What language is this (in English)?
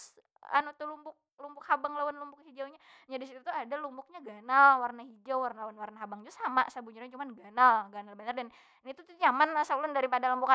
Banjar